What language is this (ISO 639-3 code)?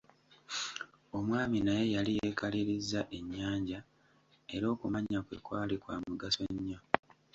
lug